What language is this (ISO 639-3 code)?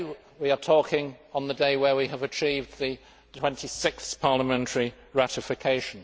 eng